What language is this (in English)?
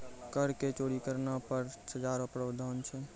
Maithili